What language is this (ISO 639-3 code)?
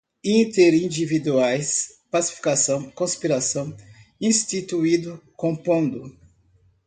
por